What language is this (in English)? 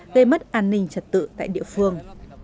Vietnamese